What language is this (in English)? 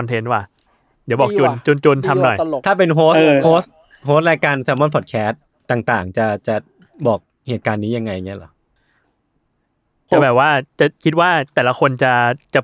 Thai